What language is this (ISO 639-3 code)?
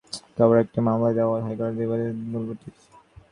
ben